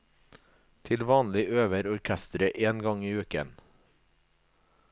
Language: Norwegian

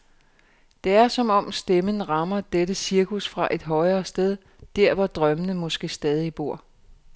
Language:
Danish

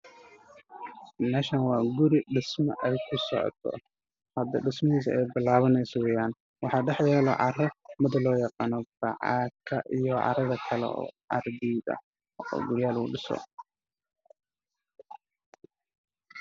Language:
Somali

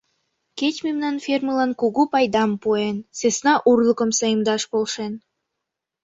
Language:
Mari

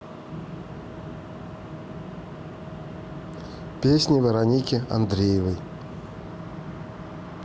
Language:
Russian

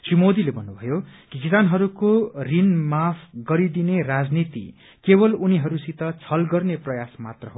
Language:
Nepali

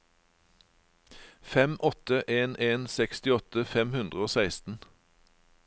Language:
Norwegian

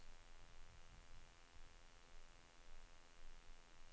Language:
Swedish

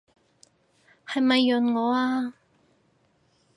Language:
Cantonese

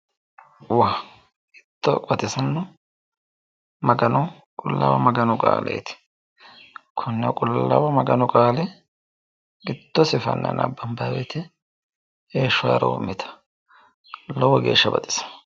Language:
Sidamo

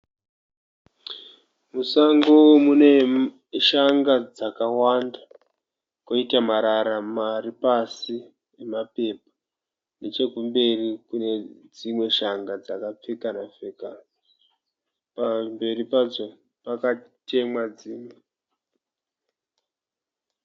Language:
Shona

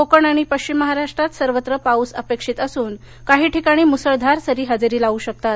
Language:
Marathi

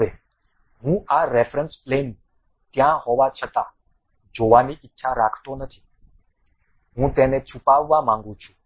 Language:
Gujarati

